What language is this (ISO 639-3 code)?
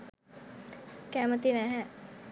sin